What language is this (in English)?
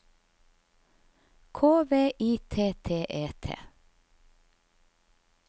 Norwegian